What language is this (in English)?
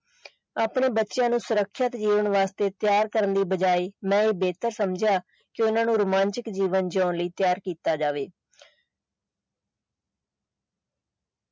Punjabi